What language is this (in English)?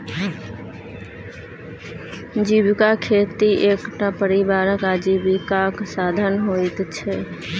Maithili